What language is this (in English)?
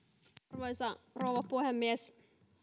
Finnish